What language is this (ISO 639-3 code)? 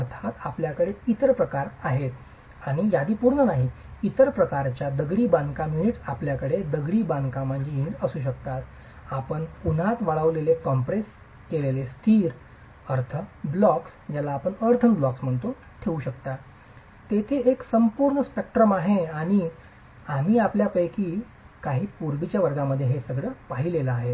mar